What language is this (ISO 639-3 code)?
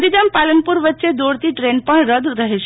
guj